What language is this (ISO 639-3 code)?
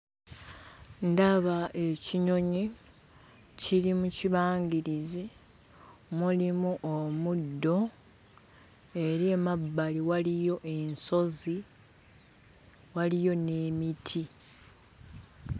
lug